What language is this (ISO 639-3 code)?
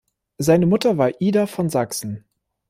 deu